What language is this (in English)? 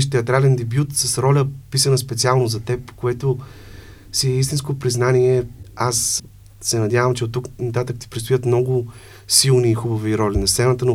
Bulgarian